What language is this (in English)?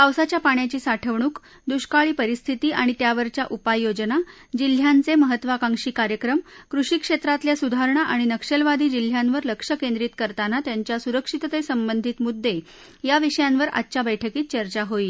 Marathi